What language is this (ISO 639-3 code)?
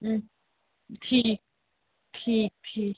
kas